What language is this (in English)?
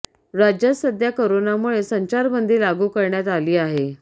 Marathi